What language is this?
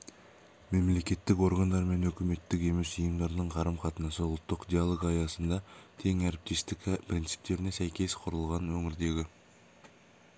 Kazakh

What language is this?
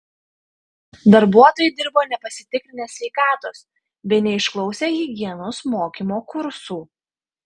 Lithuanian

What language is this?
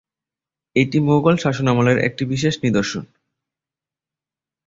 Bangla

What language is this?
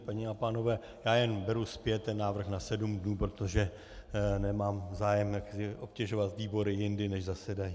Czech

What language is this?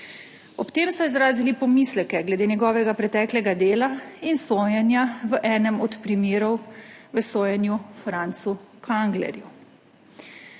Slovenian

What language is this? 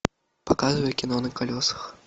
Russian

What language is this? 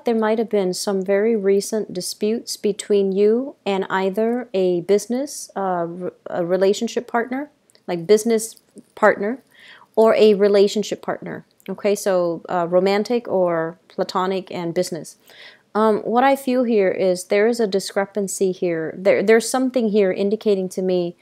English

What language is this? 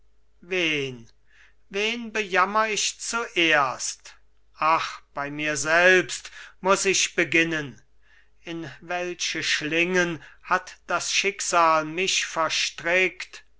German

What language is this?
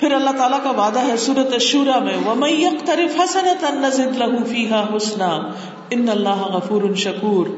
Urdu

